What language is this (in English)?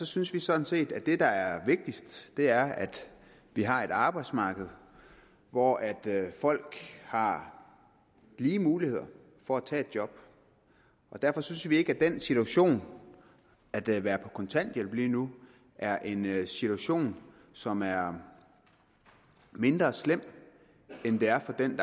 Danish